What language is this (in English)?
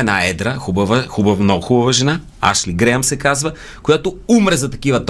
Bulgarian